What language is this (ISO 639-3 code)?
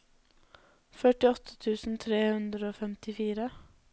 nor